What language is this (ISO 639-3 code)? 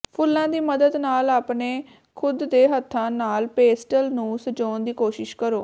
pan